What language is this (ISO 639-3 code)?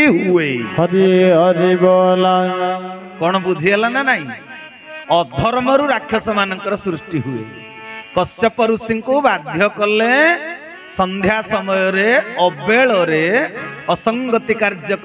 ben